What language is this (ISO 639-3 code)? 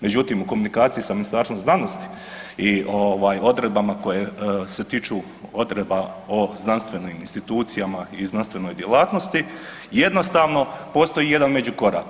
hrv